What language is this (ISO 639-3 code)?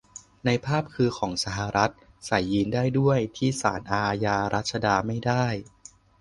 tha